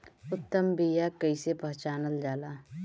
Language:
Bhojpuri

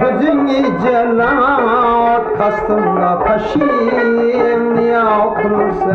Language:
Uzbek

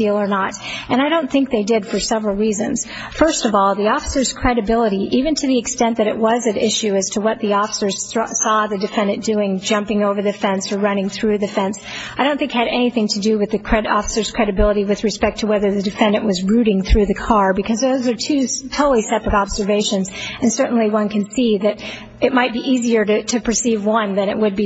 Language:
English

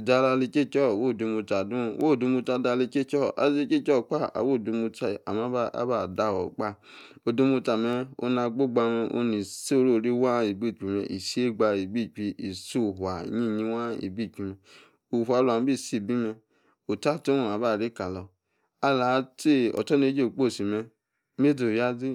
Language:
Yace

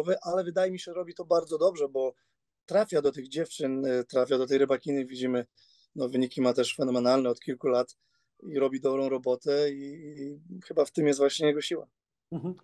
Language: Polish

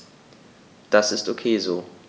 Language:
German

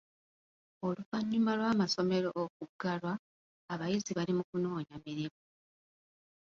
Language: Ganda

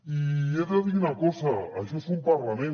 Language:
Catalan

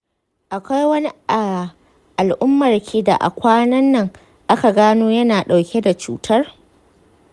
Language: Hausa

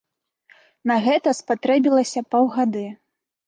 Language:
Belarusian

